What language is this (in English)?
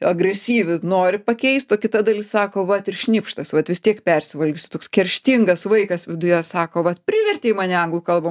Lithuanian